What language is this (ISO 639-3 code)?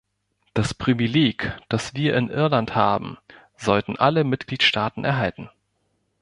deu